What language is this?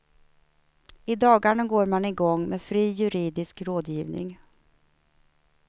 Swedish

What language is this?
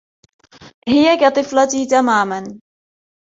Arabic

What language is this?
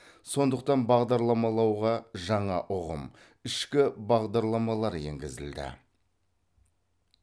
Kazakh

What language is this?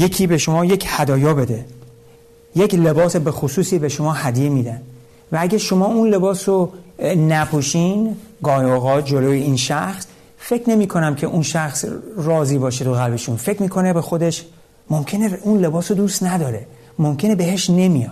Persian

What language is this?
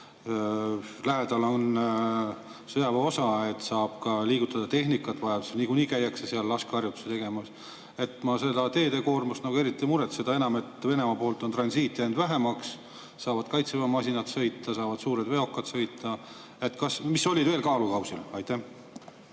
Estonian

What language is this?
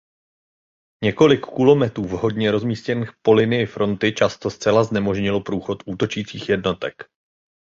Czech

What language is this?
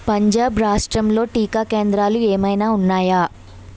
Telugu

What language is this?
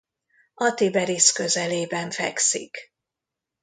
Hungarian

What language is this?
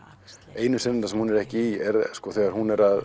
Icelandic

